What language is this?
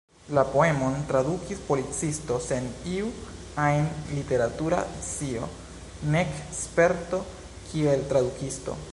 Esperanto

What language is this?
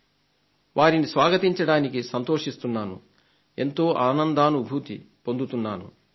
Telugu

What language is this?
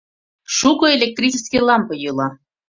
Mari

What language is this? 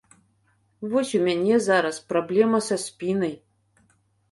Belarusian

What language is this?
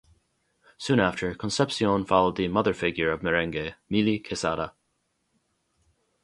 English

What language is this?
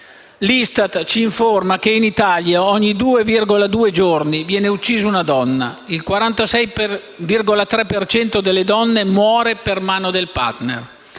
Italian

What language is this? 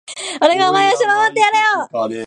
Japanese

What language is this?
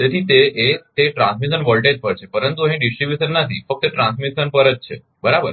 Gujarati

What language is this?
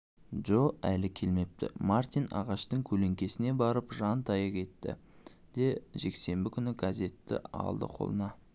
Kazakh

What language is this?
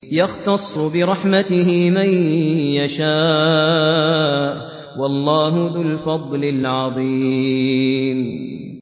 Arabic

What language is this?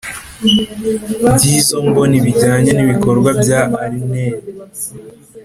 Kinyarwanda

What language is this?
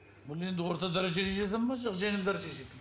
Kazakh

